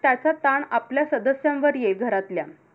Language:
Marathi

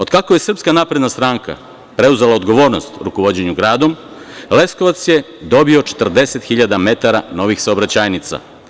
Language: Serbian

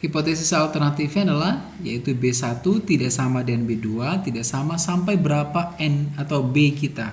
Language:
Indonesian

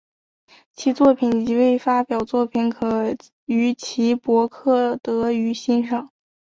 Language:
Chinese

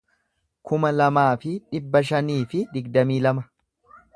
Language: Oromo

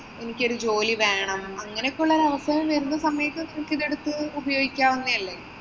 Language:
Malayalam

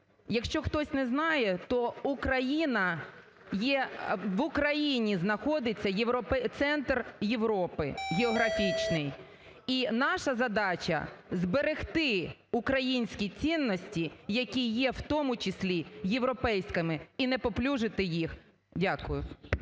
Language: Ukrainian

